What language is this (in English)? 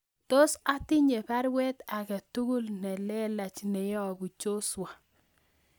Kalenjin